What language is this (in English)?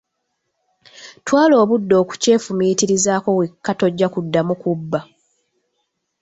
Ganda